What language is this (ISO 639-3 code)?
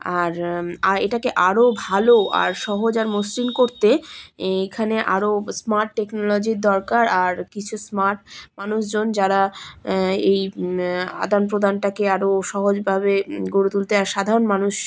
ben